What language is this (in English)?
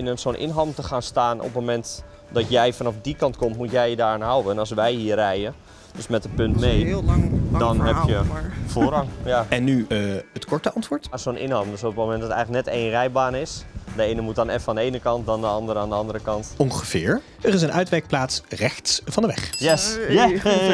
Dutch